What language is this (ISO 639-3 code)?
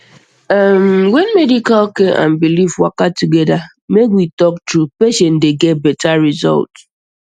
pcm